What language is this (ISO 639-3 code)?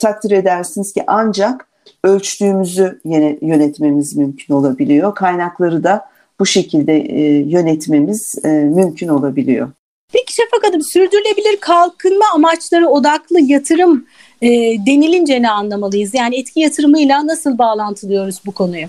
tur